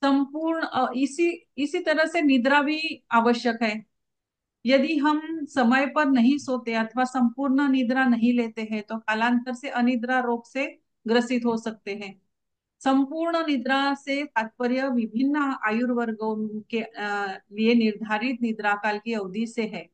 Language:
Hindi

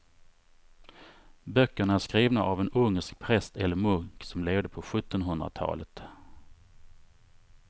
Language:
Swedish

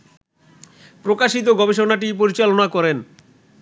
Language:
Bangla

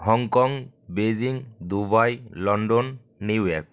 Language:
Bangla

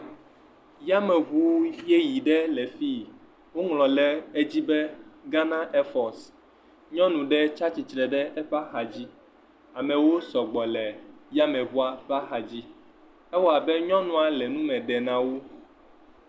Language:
Ewe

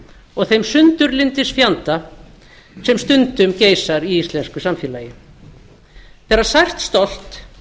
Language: Icelandic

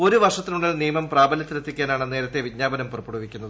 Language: Malayalam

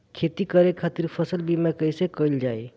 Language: Bhojpuri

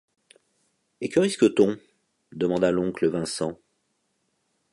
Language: French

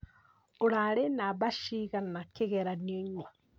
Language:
Kikuyu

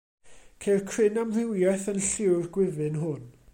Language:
Welsh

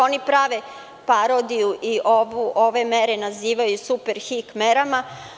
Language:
Serbian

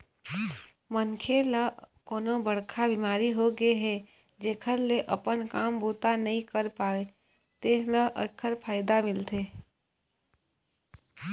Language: Chhattisgarhi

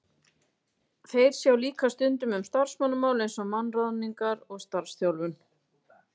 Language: Icelandic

